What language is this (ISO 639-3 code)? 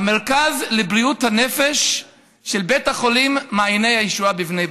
heb